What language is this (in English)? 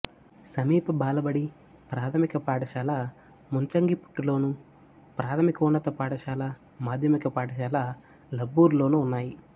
Telugu